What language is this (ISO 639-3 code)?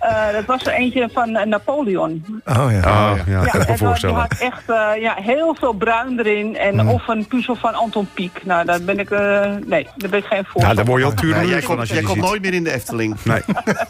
nld